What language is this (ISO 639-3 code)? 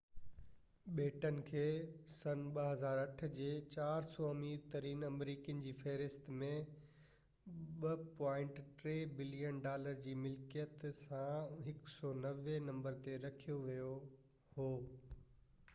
snd